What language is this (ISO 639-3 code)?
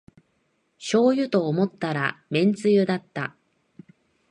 jpn